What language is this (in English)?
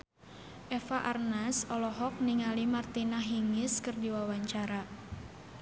Sundanese